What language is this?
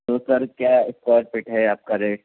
Urdu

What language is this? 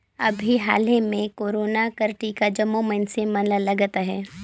Chhattisgarhi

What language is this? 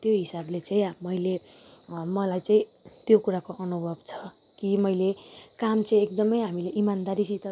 Nepali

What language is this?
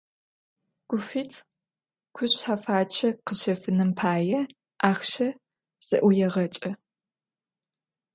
Adyghe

